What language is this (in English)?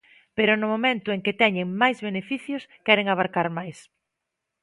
Galician